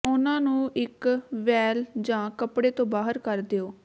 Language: Punjabi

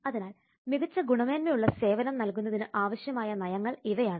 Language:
Malayalam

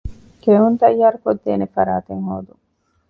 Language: Divehi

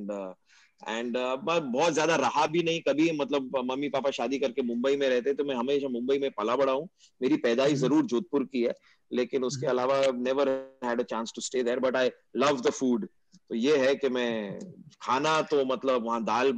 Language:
Hindi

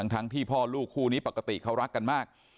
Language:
Thai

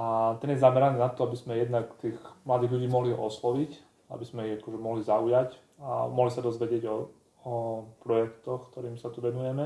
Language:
Slovak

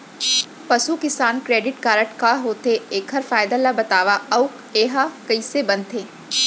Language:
Chhattisgarhi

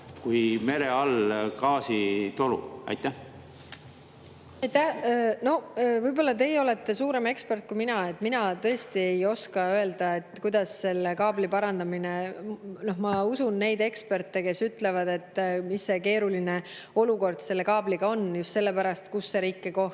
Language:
Estonian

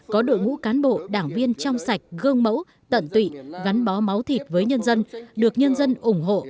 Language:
Vietnamese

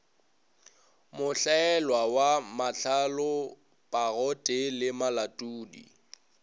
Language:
Northern Sotho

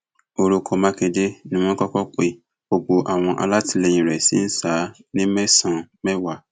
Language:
Yoruba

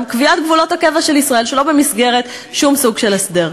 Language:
Hebrew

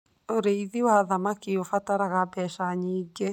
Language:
Kikuyu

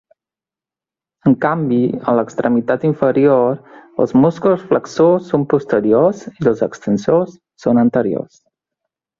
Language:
Catalan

